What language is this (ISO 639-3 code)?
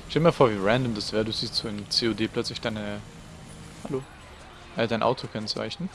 deu